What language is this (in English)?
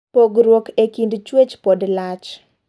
Luo (Kenya and Tanzania)